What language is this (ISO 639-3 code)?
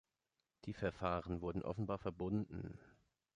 deu